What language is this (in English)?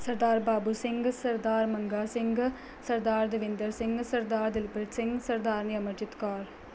Punjabi